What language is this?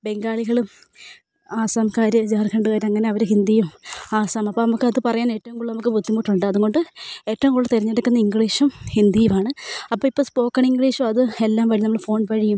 Malayalam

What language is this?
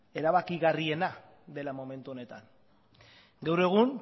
Basque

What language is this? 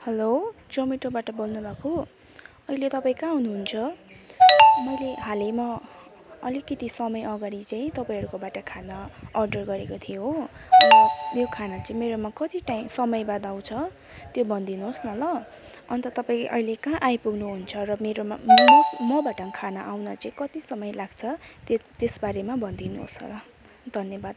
Nepali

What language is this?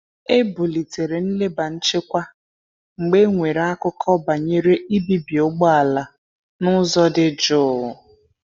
Igbo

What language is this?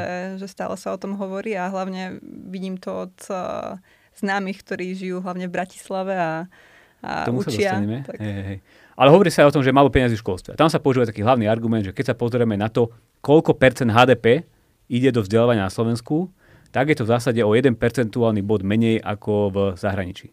Slovak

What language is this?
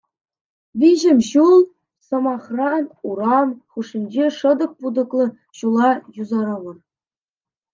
Chuvash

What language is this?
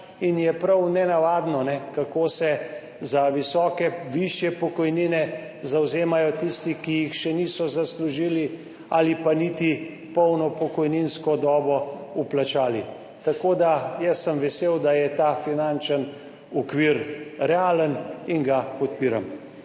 Slovenian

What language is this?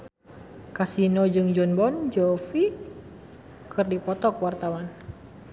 Sundanese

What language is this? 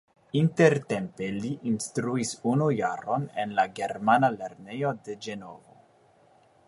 Esperanto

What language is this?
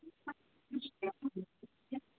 Assamese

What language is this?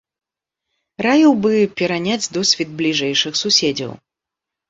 Belarusian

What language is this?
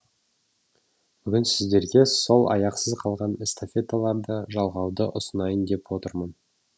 Kazakh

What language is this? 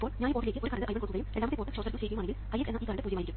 Malayalam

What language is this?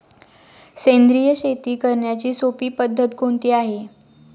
Marathi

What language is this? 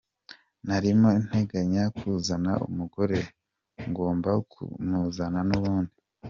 Kinyarwanda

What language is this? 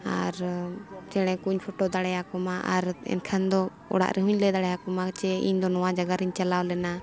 Santali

